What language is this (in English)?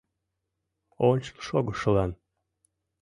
Mari